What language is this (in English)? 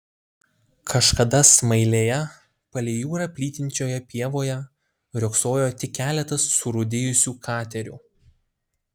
Lithuanian